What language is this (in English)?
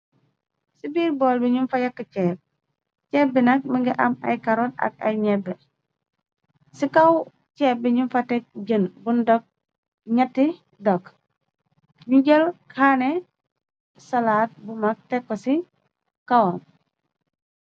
Wolof